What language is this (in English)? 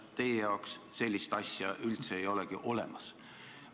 Estonian